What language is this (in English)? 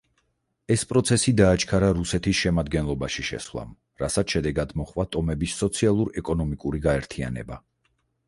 Georgian